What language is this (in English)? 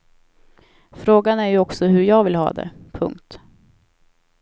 Swedish